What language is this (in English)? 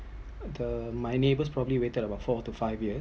English